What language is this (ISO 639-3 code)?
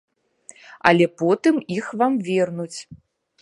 bel